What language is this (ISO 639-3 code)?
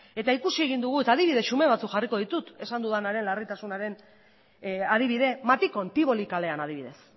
eus